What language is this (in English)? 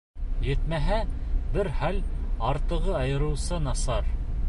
Bashkir